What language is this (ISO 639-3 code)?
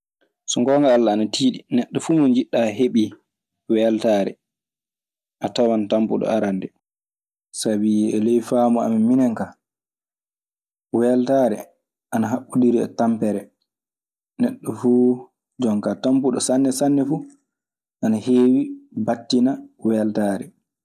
ffm